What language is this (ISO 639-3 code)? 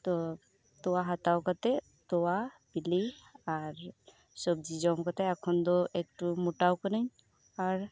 sat